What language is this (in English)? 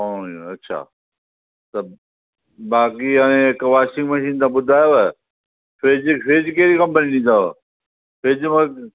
Sindhi